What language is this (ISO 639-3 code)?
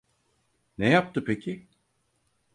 tur